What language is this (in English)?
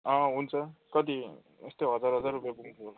Nepali